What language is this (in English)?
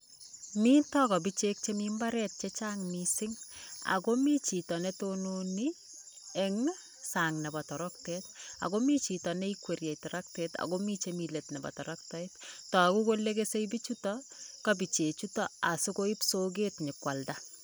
Kalenjin